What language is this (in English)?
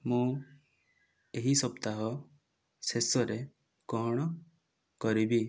Odia